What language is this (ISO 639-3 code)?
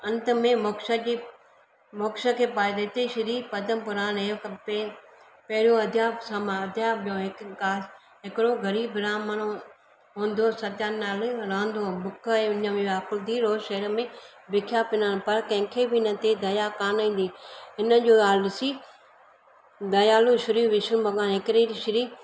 snd